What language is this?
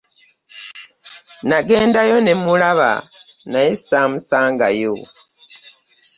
Ganda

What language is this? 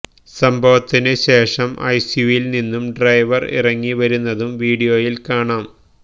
Malayalam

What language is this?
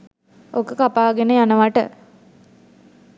Sinhala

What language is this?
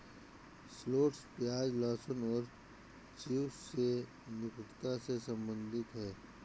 Hindi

